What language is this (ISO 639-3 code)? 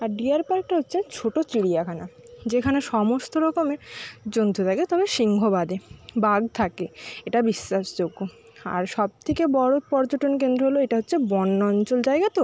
ben